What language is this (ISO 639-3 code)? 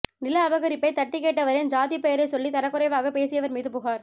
tam